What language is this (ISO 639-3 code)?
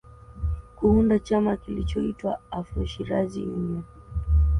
swa